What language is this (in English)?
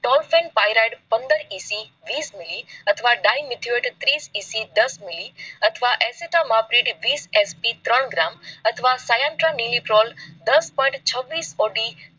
Gujarati